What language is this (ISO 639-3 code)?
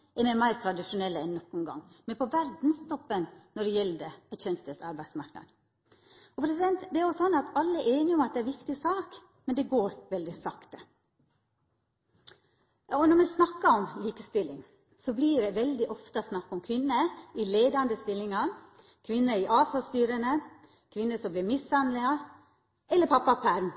nno